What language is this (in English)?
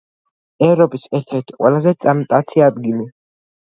Georgian